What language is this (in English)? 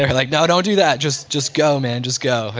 English